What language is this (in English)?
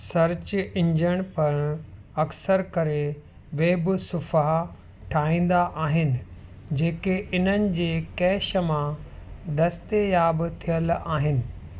Sindhi